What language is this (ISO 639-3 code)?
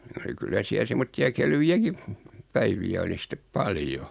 fin